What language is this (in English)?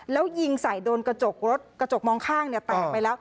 Thai